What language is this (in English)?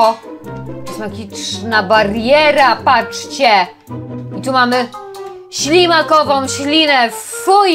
Polish